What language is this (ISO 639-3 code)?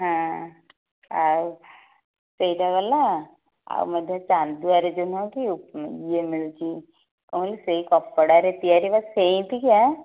ori